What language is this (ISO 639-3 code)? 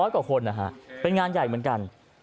tha